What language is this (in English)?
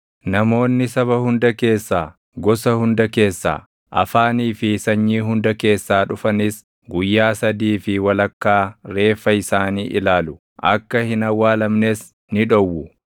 Oromo